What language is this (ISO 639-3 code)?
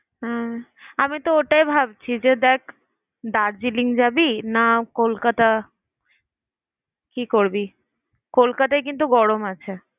ben